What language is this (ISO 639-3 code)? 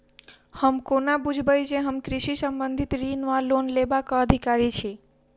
mai